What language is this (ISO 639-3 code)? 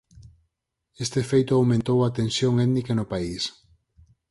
glg